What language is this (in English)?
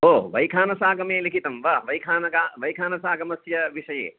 Sanskrit